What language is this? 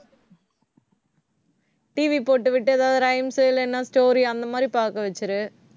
Tamil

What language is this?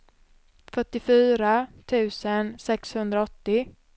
Swedish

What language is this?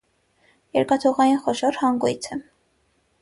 Armenian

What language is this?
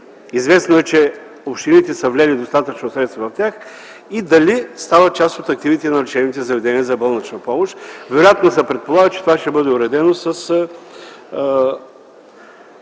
Bulgarian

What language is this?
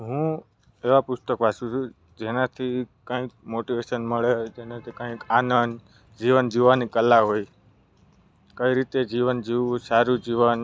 Gujarati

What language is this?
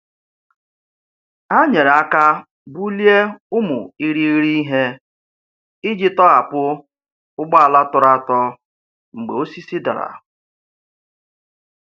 Igbo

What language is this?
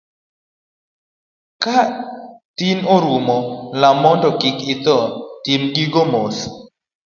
Luo (Kenya and Tanzania)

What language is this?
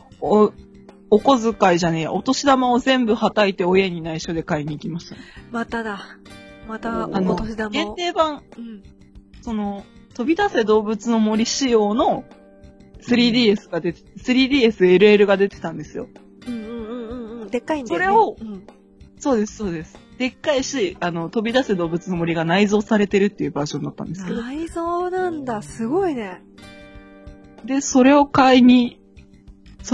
Japanese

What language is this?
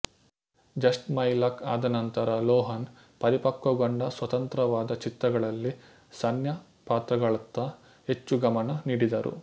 Kannada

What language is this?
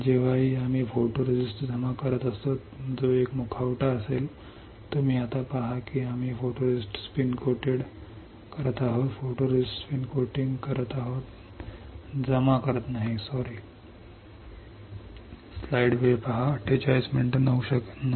Marathi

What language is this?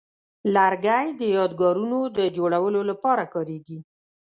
Pashto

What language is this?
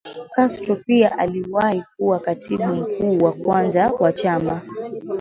Swahili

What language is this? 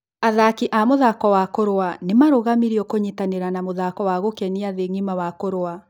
Kikuyu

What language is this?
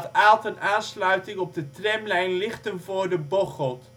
Dutch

